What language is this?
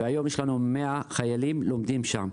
Hebrew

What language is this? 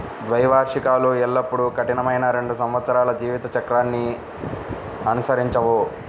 Telugu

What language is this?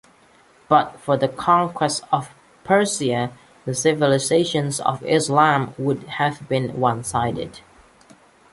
English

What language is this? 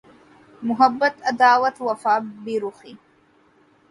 Urdu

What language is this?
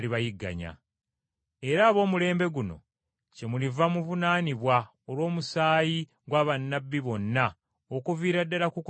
Ganda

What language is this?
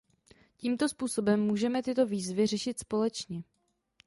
Czech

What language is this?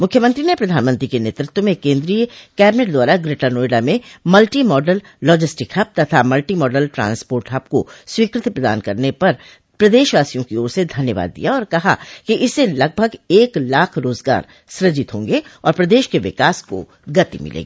Hindi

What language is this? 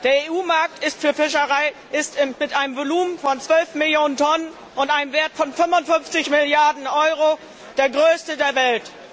German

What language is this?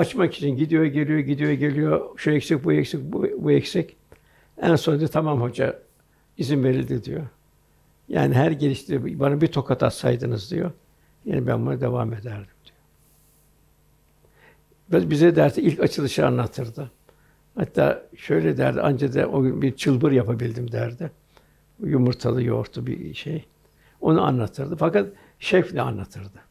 Turkish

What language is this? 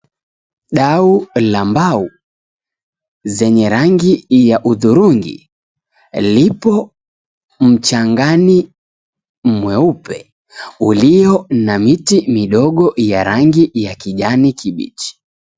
Swahili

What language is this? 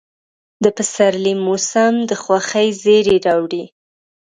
Pashto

